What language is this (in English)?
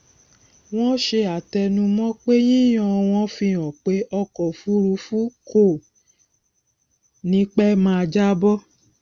Yoruba